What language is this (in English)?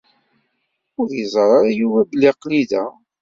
Kabyle